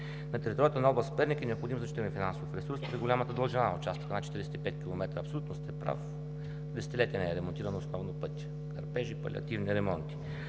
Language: Bulgarian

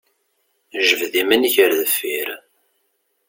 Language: Kabyle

